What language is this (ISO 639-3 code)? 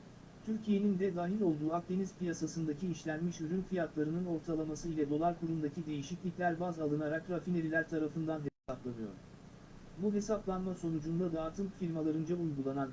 tur